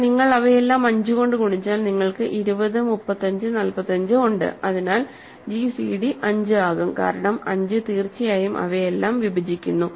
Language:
Malayalam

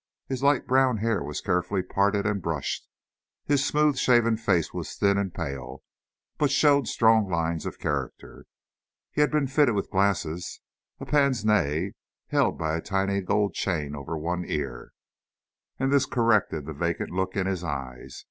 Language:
English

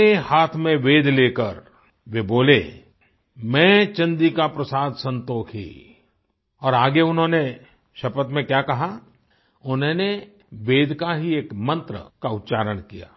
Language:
Hindi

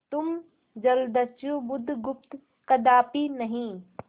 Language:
Hindi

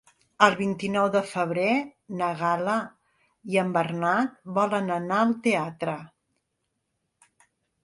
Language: Catalan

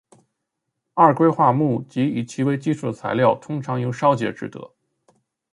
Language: Chinese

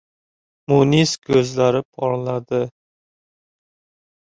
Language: Uzbek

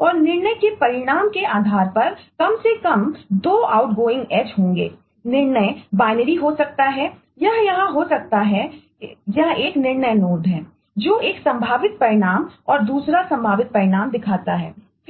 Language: Hindi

